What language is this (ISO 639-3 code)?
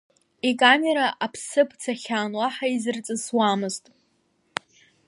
abk